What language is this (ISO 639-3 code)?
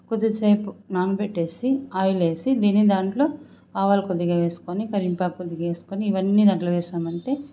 tel